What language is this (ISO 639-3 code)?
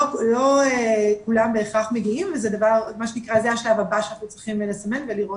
heb